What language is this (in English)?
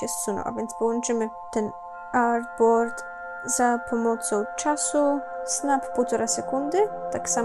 Polish